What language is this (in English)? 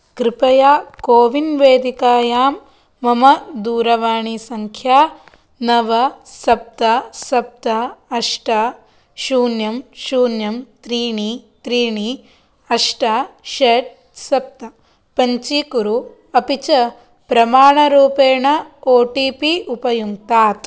Sanskrit